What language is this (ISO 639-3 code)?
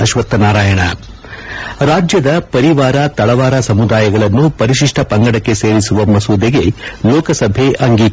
kan